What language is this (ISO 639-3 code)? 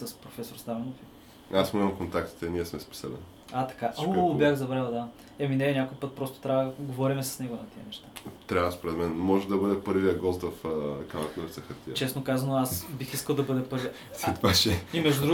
bul